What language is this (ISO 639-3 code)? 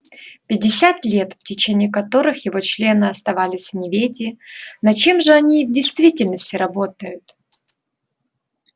rus